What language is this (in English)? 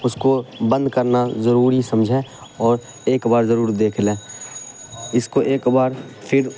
Urdu